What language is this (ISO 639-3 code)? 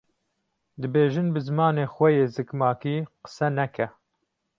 kur